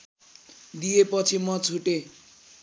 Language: Nepali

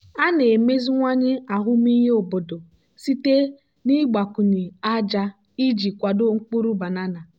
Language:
Igbo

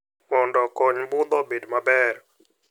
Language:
Luo (Kenya and Tanzania)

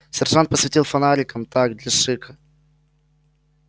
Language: Russian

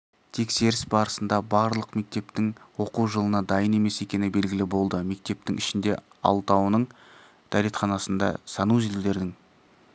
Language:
Kazakh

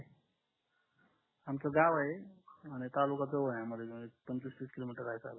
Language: Marathi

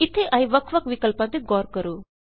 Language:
Punjabi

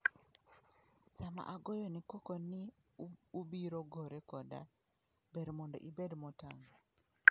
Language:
Luo (Kenya and Tanzania)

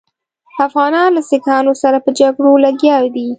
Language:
Pashto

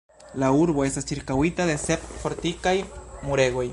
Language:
Esperanto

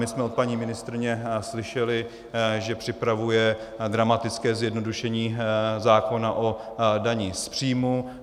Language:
Czech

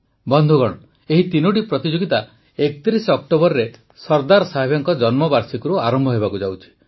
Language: Odia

